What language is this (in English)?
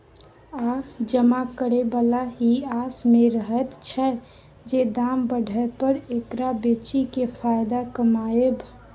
Maithili